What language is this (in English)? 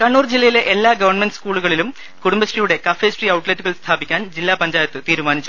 Malayalam